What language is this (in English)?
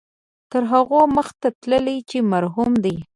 Pashto